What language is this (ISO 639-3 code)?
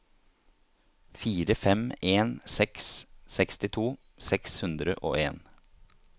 nor